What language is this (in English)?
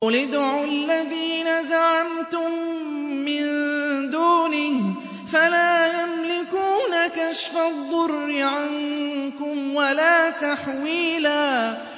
Arabic